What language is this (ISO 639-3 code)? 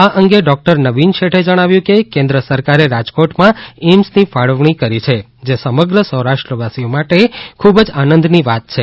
guj